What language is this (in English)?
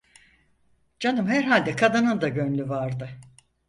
Turkish